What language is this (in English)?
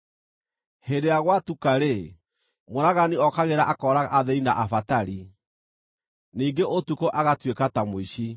Kikuyu